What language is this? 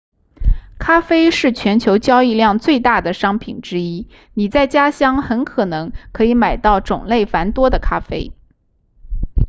Chinese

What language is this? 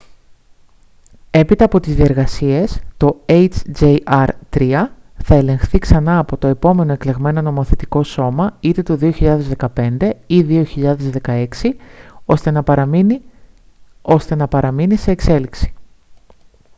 Greek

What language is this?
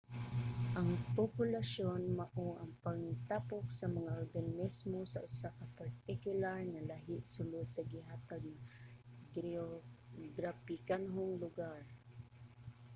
Cebuano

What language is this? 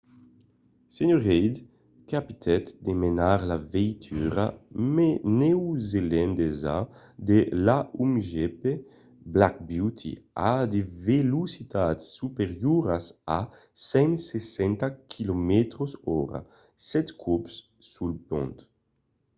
Occitan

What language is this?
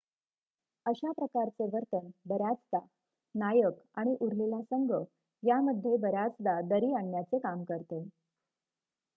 Marathi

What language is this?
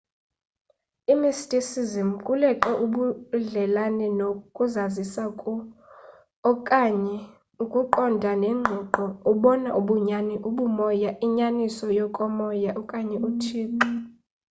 Xhosa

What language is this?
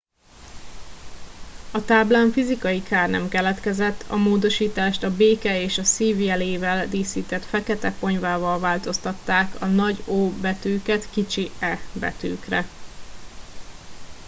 Hungarian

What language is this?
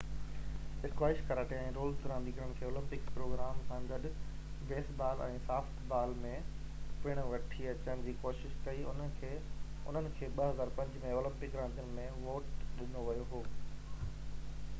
Sindhi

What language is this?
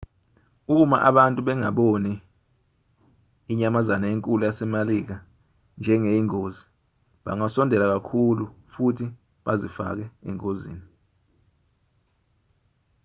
Zulu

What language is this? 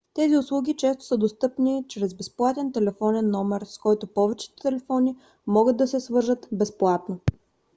Bulgarian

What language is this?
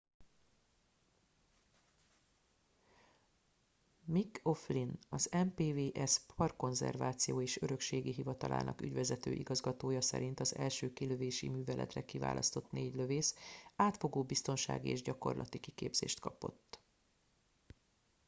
Hungarian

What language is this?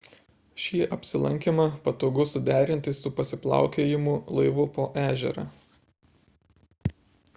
Lithuanian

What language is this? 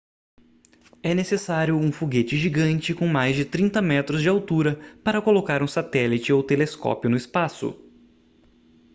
Portuguese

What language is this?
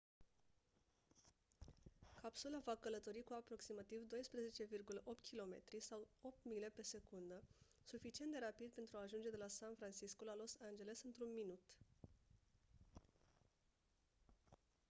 Romanian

